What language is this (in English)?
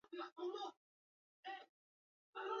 Basque